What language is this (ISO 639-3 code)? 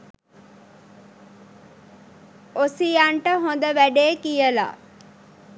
sin